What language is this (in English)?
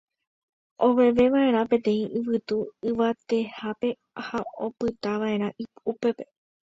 Guarani